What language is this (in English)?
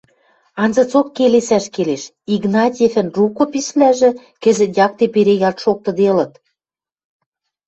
Western Mari